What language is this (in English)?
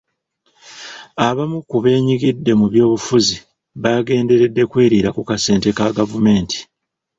Ganda